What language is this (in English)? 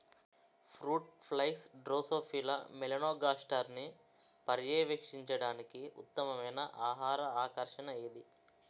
Telugu